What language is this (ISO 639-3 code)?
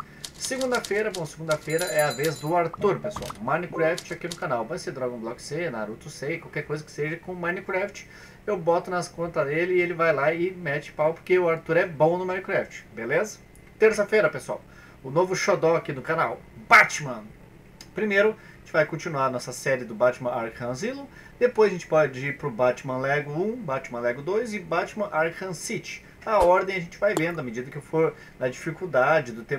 por